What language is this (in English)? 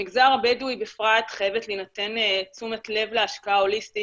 Hebrew